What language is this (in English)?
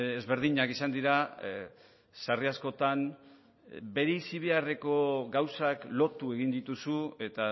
Basque